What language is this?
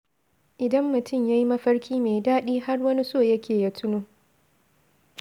Hausa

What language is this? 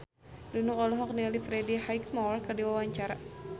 Sundanese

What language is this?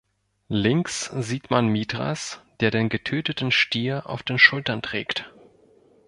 German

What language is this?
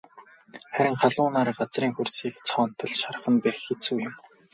Mongolian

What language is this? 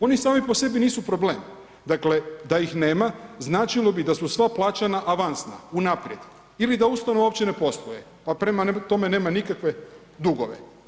Croatian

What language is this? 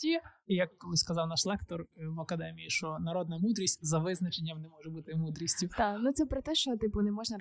Ukrainian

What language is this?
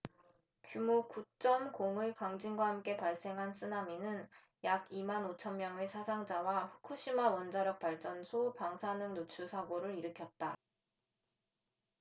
Korean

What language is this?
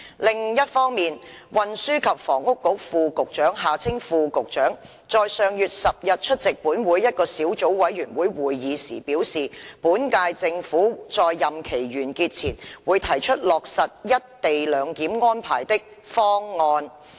Cantonese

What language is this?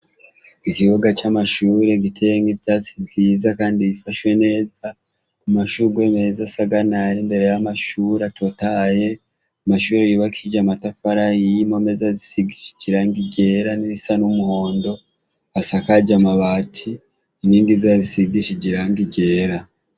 Rundi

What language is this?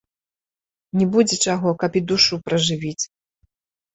Belarusian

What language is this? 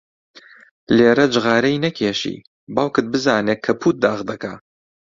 Central Kurdish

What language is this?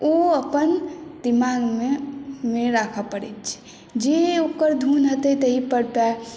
Maithili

